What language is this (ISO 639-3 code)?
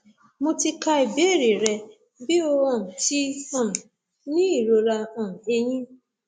yor